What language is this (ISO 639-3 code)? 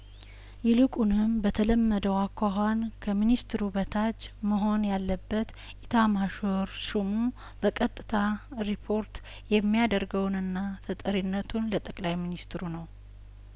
amh